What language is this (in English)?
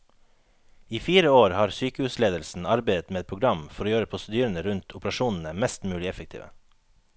Norwegian